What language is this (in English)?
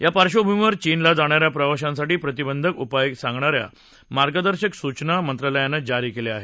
Marathi